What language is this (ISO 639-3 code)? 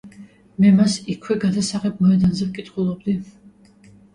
kat